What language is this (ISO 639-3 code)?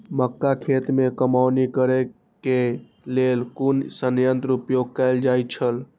mai